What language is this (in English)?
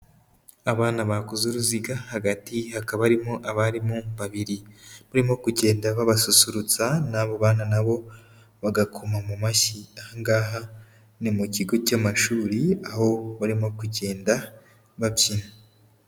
Kinyarwanda